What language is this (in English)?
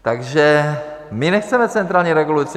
Czech